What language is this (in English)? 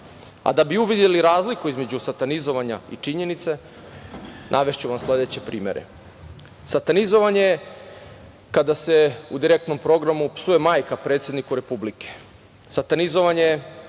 Serbian